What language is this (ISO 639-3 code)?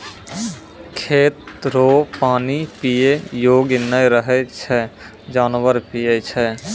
mai